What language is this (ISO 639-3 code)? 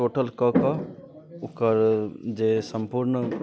mai